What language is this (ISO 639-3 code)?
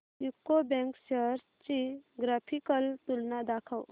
mar